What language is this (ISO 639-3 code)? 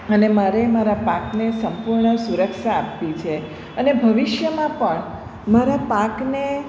guj